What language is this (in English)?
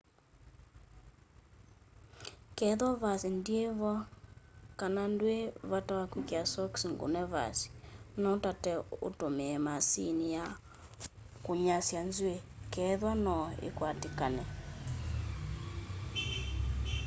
Kamba